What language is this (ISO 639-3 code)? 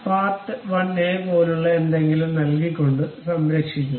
mal